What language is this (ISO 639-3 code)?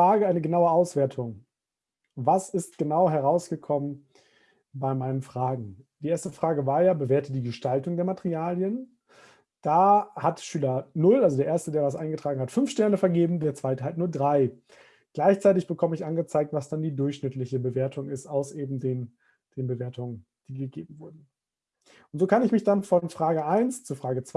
deu